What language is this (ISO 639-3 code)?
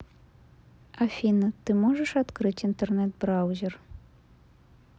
rus